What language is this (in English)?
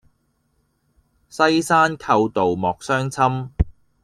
Cantonese